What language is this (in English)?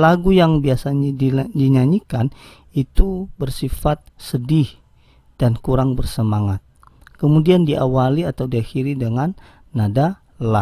Indonesian